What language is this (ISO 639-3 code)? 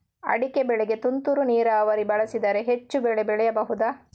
kan